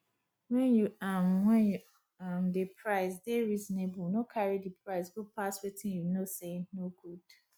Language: Nigerian Pidgin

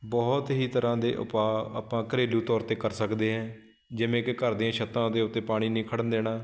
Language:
Punjabi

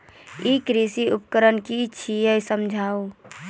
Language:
Maithili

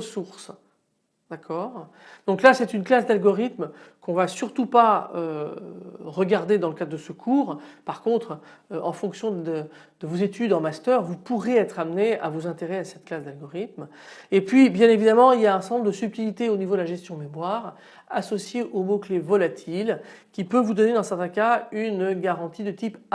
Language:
French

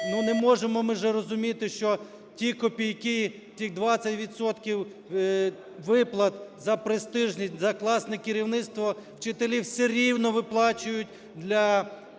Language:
Ukrainian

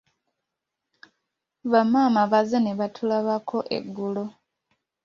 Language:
Ganda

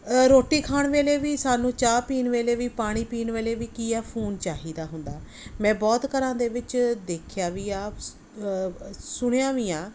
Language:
Punjabi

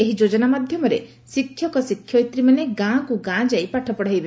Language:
Odia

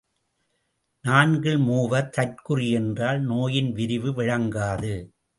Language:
Tamil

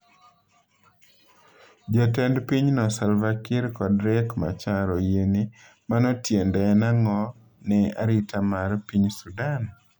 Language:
Luo (Kenya and Tanzania)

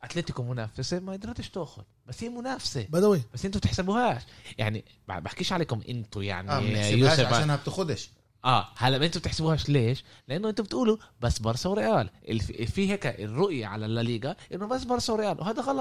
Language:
Arabic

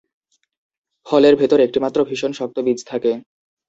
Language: Bangla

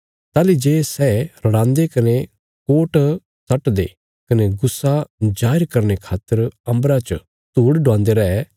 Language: Bilaspuri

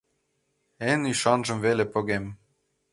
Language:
Mari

